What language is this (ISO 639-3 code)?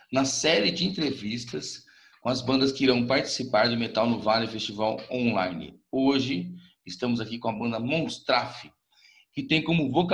por